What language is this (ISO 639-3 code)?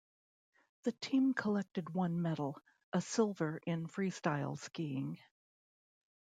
eng